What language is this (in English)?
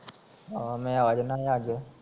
Punjabi